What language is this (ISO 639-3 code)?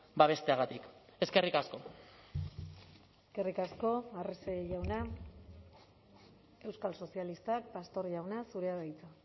eus